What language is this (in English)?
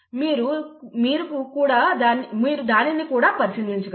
Telugu